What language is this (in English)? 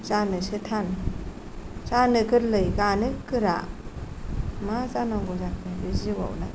Bodo